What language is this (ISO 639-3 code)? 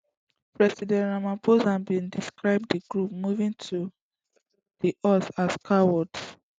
pcm